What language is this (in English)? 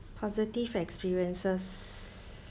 English